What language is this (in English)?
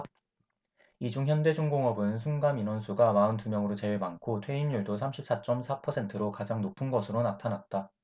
Korean